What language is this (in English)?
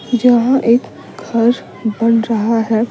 Hindi